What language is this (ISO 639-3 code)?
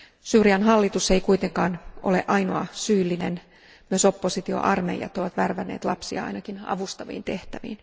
fin